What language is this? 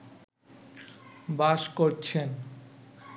Bangla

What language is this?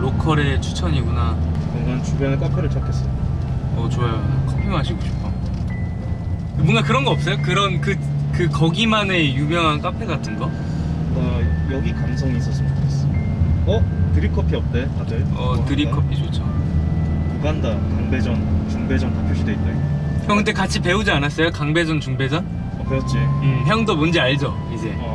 Korean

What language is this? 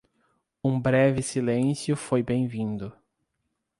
Portuguese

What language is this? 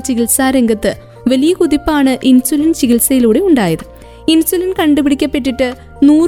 Malayalam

